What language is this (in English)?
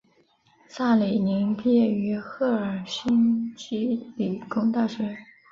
Chinese